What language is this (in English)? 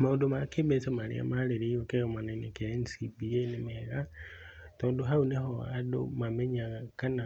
Kikuyu